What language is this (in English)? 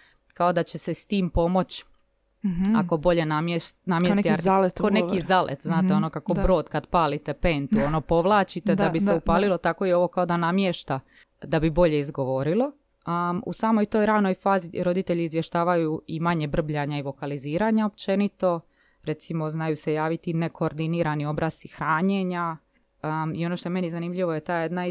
Croatian